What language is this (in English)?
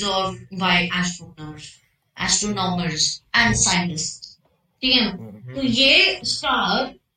Hindi